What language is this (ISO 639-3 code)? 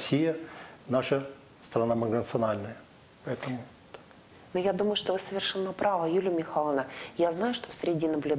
rus